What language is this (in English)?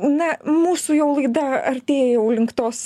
Lithuanian